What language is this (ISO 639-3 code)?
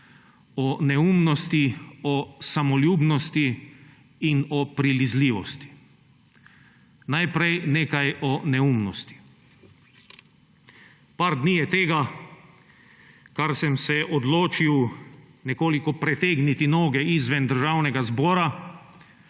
slv